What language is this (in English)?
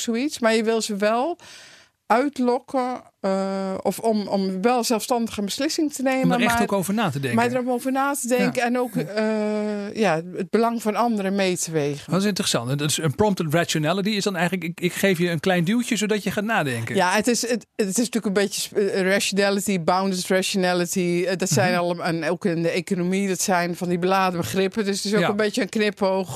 Dutch